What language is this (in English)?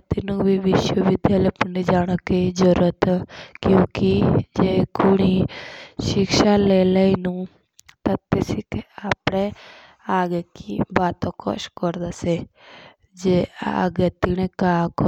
Jaunsari